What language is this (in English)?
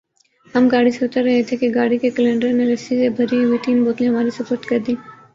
Urdu